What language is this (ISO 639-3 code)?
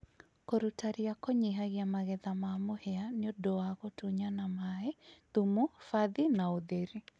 kik